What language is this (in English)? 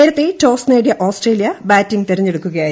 Malayalam